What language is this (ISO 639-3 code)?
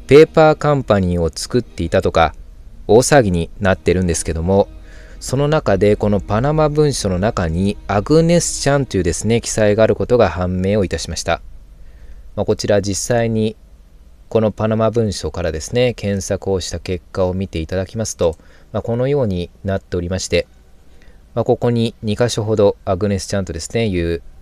jpn